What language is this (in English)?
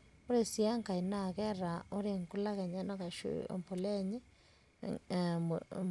Masai